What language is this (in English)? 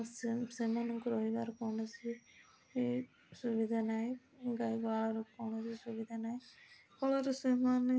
Odia